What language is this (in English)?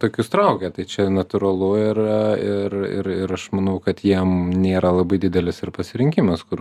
Lithuanian